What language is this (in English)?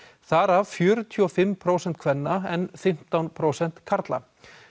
Icelandic